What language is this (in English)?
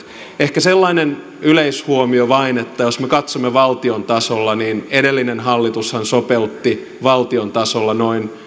Finnish